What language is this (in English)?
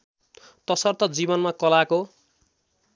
Nepali